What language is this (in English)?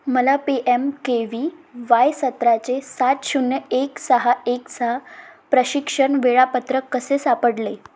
Marathi